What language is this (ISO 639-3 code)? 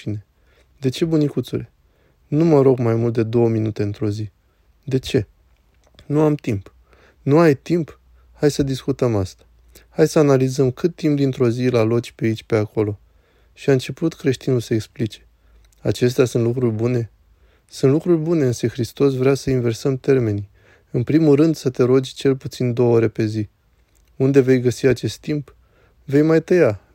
ron